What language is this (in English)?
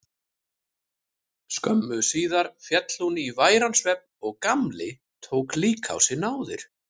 Icelandic